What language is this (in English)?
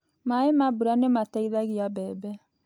Kikuyu